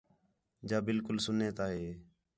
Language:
Khetrani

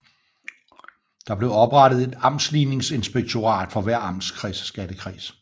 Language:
Danish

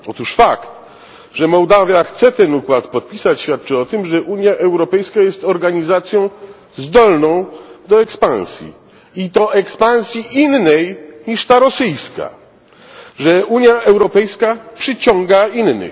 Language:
Polish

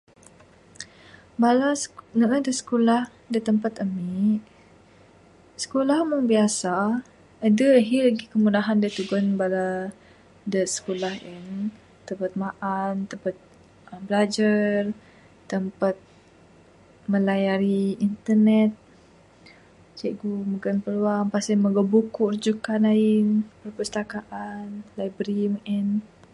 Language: Bukar-Sadung Bidayuh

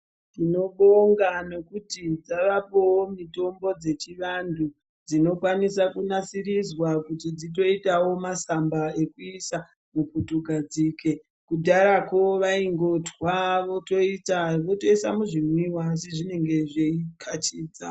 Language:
Ndau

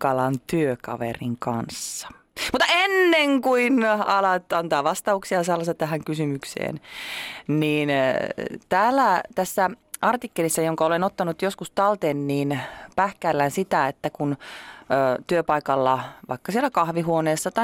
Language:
Finnish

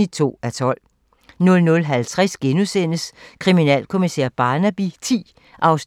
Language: Danish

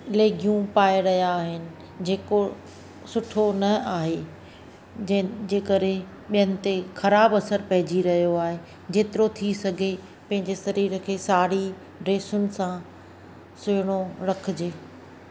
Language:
Sindhi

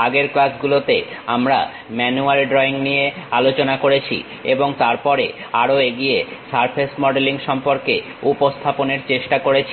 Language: Bangla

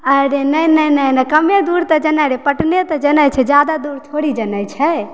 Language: Maithili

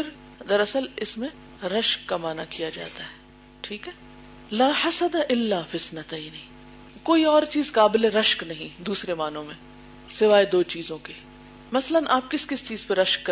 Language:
Urdu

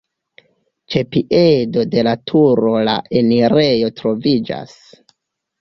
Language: Esperanto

